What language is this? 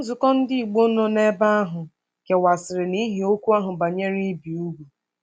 Igbo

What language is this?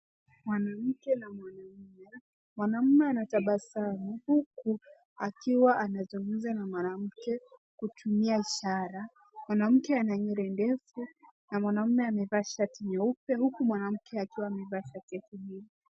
Swahili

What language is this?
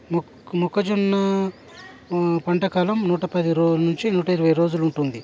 Telugu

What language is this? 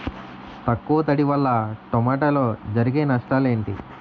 Telugu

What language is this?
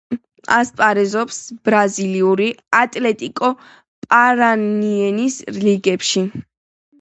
Georgian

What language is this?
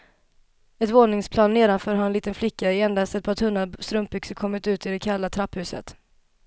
Swedish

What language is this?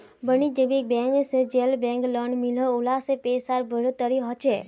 Magahi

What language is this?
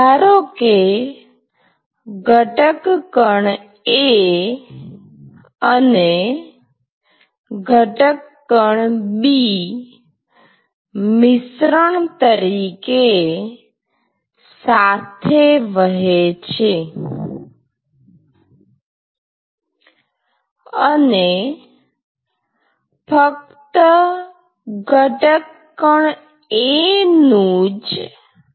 Gujarati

